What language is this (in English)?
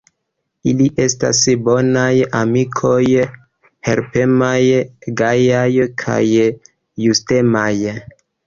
Esperanto